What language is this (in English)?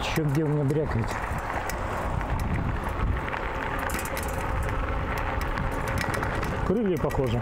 Russian